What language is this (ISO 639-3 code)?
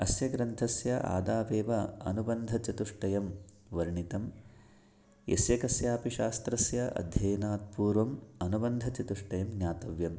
san